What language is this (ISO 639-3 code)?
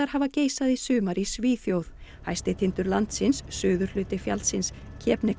isl